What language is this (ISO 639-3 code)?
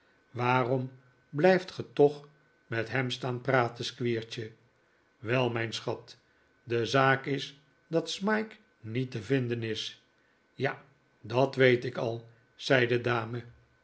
nld